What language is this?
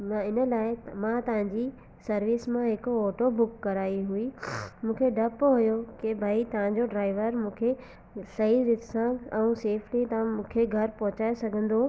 Sindhi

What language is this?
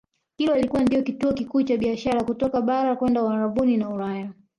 Swahili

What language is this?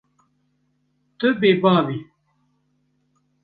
Kurdish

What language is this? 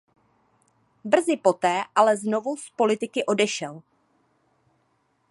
Czech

